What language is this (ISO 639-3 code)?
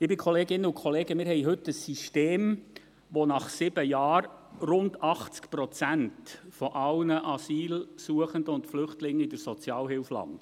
gsw